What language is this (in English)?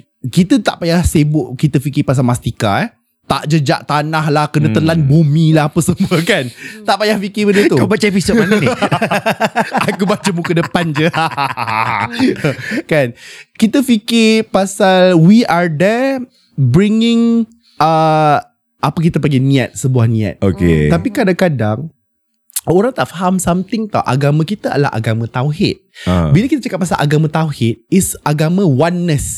Malay